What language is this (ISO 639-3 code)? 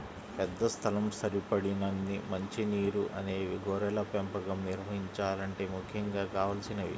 tel